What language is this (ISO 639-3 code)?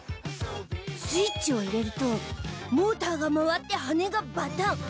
jpn